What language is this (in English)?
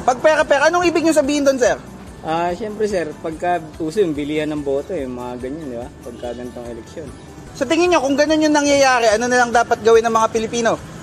Filipino